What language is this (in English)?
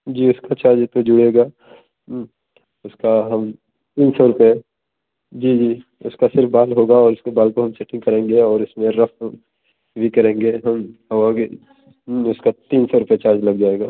Hindi